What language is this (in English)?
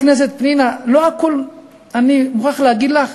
Hebrew